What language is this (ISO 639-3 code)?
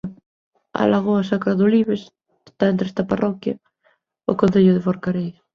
glg